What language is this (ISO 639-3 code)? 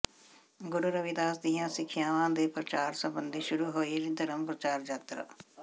pan